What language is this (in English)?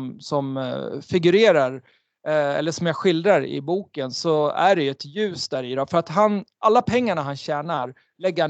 Swedish